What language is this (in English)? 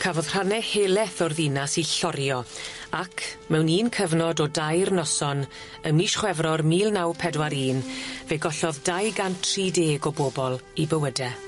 Welsh